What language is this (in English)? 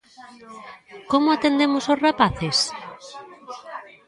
Galician